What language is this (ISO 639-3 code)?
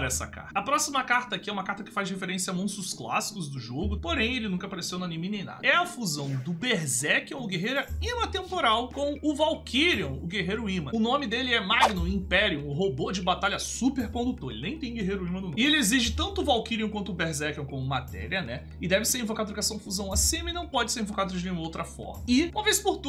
por